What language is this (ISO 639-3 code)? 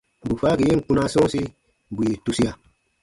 bba